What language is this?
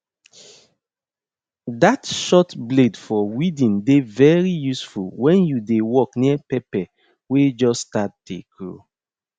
Nigerian Pidgin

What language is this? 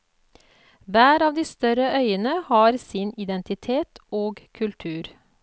Norwegian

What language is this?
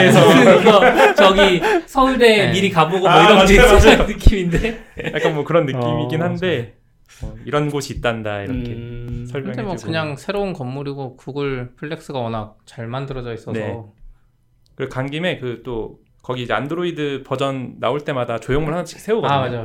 Korean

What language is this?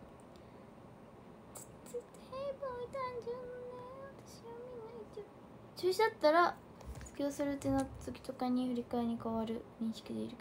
Japanese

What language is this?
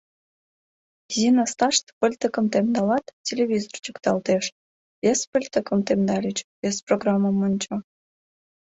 Mari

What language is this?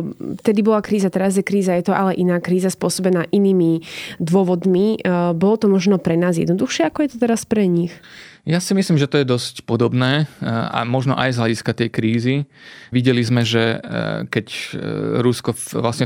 Slovak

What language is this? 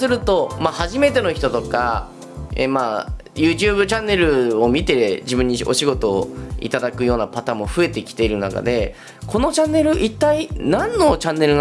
Japanese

